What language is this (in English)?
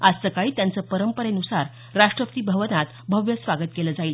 Marathi